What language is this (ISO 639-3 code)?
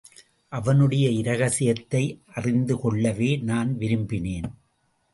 tam